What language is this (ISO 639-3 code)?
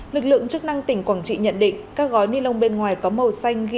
vie